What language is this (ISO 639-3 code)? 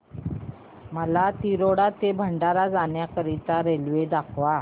mar